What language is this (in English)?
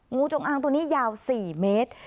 Thai